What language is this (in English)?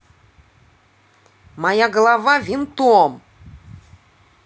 Russian